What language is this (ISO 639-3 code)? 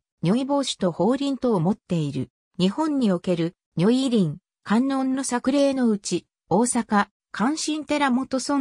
jpn